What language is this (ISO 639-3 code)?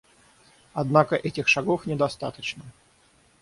rus